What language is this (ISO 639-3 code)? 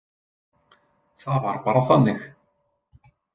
isl